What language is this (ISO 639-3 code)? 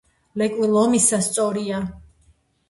kat